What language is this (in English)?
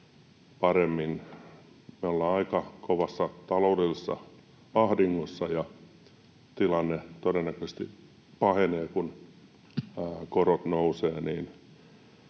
Finnish